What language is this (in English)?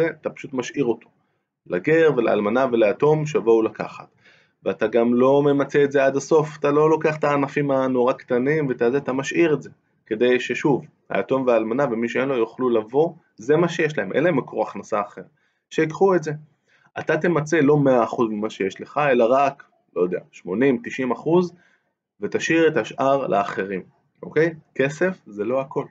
Hebrew